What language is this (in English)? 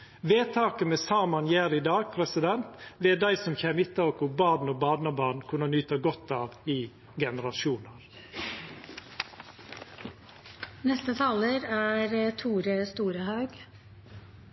Norwegian Nynorsk